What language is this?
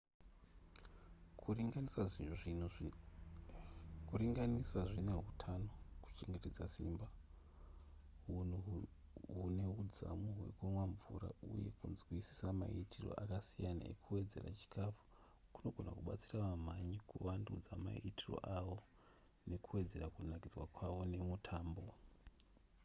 Shona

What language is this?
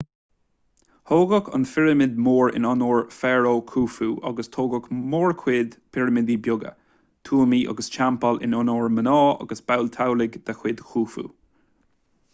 Irish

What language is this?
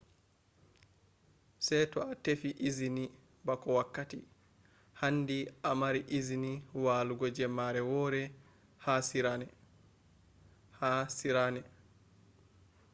Fula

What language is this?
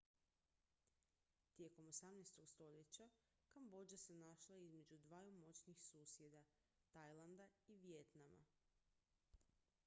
Croatian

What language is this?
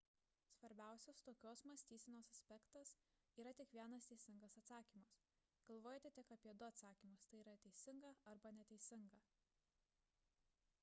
Lithuanian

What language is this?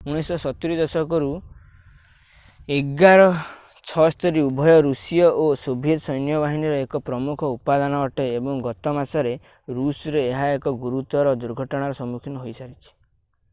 Odia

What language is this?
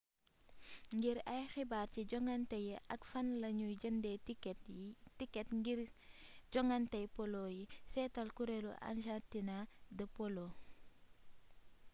Wolof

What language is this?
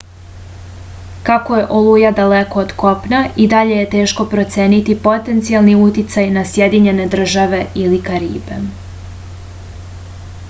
Serbian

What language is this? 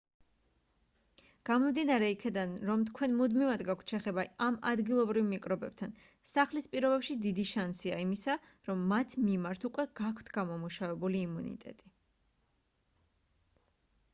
Georgian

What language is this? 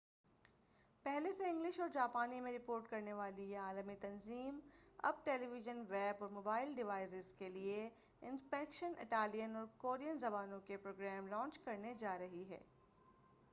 Urdu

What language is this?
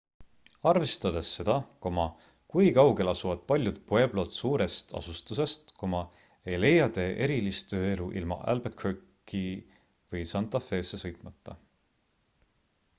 Estonian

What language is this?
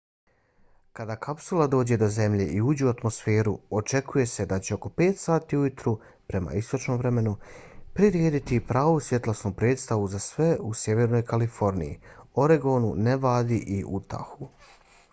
Bosnian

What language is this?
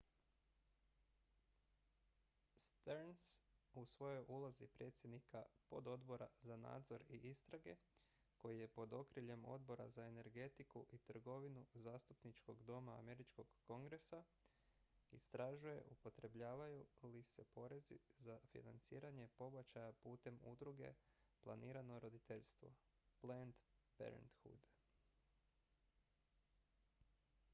Croatian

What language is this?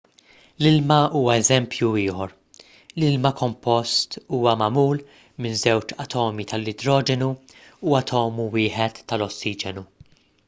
Maltese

